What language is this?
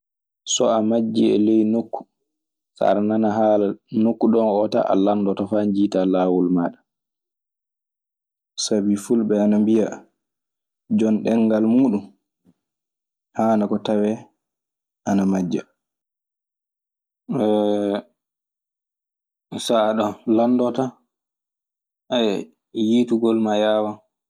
Maasina Fulfulde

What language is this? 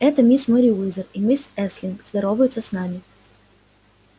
Russian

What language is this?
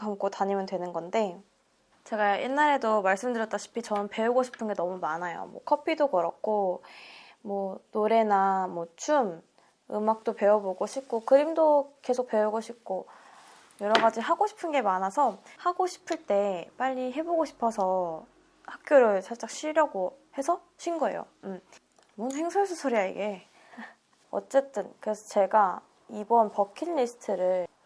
Korean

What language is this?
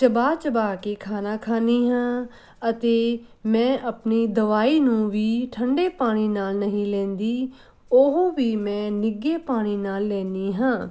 Punjabi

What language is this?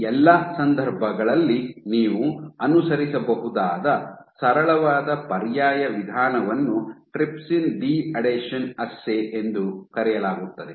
Kannada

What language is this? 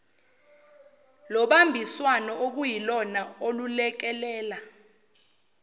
Zulu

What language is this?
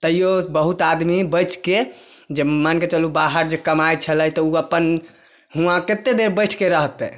Maithili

